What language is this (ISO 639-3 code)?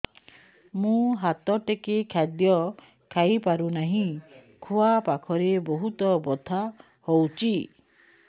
ori